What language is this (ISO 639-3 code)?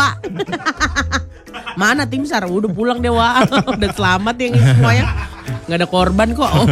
ind